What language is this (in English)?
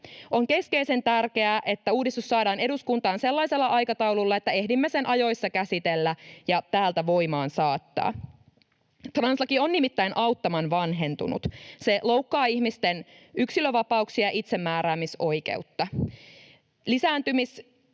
Finnish